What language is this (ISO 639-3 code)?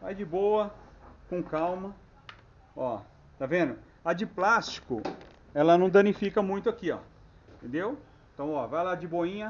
por